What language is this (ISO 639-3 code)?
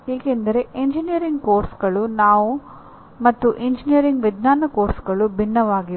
kan